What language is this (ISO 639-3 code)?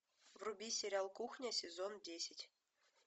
rus